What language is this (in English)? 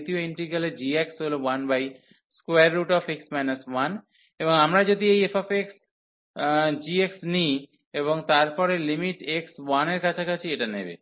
Bangla